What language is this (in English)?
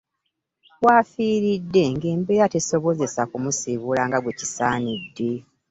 Ganda